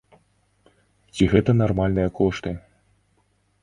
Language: Belarusian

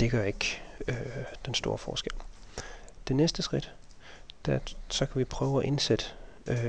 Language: Danish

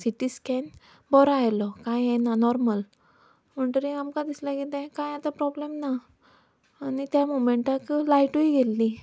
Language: Konkani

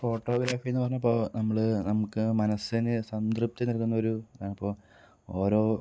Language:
Malayalam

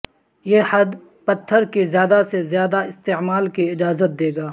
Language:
Urdu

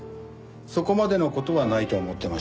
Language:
Japanese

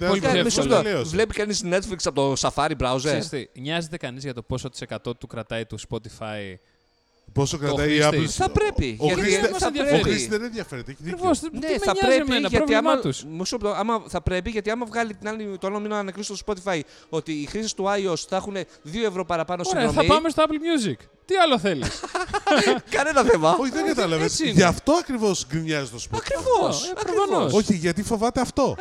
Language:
Greek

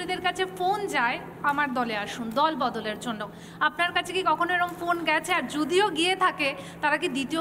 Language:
Bangla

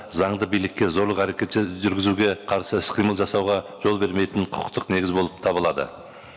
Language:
Kazakh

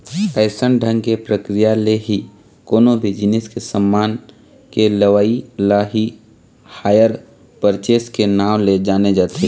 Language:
Chhattisgarhi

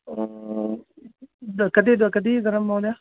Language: Sanskrit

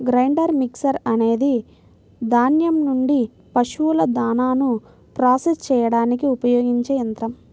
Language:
Telugu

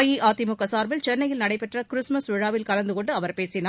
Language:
Tamil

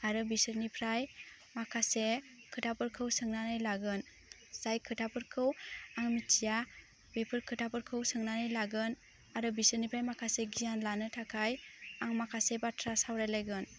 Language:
Bodo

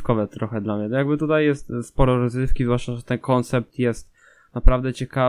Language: Polish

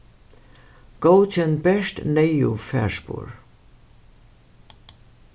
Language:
Faroese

